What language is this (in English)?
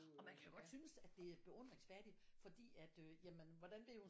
Danish